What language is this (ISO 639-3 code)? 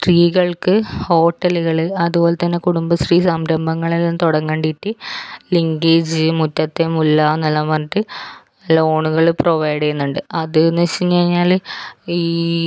mal